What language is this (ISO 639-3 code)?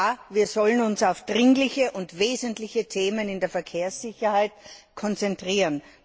deu